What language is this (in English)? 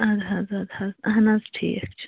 Kashmiri